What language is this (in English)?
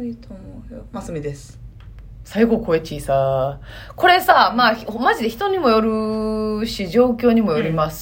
Japanese